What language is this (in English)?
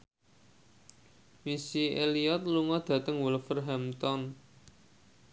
Javanese